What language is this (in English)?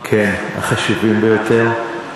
Hebrew